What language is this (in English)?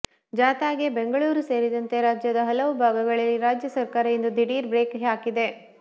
Kannada